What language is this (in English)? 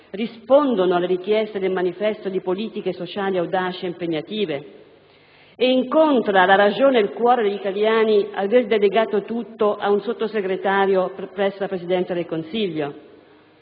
Italian